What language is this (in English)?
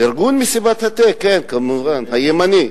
Hebrew